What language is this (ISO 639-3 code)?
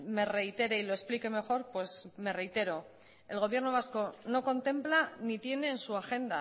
spa